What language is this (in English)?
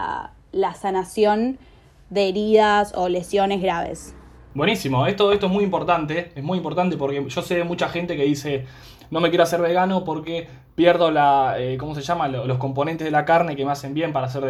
Spanish